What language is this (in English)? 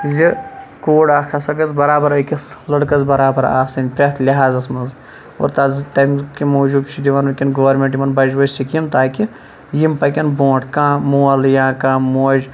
Kashmiri